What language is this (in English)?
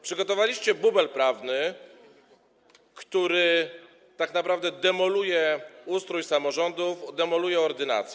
Polish